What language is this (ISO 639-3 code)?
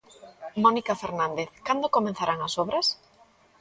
glg